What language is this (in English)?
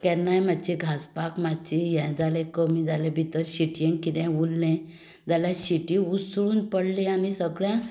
Konkani